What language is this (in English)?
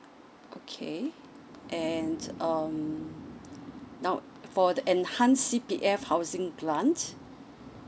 English